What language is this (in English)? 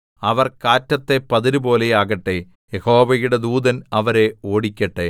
Malayalam